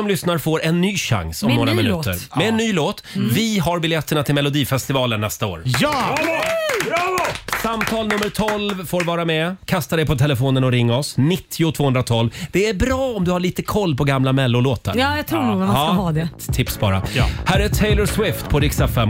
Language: Swedish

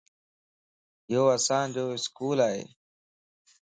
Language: Lasi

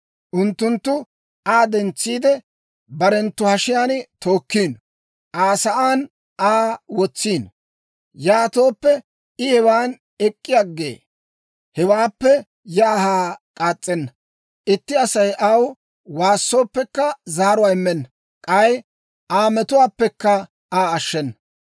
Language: Dawro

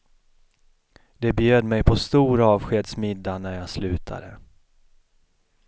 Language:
Swedish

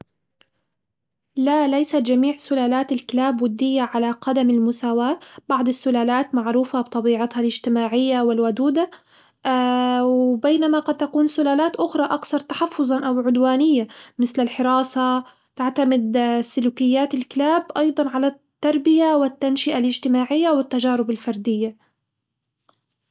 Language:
Hijazi Arabic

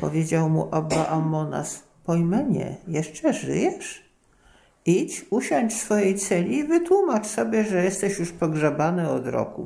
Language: Polish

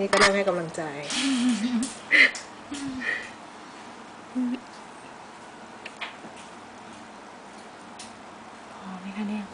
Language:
Thai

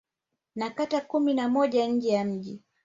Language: Swahili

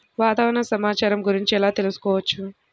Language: Telugu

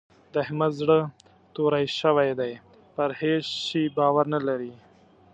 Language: Pashto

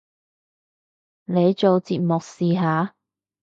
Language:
Cantonese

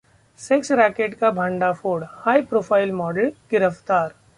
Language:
Hindi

